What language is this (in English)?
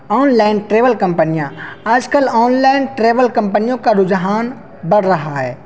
Urdu